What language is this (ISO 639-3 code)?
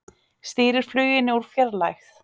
isl